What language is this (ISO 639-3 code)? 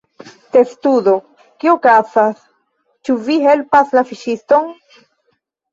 epo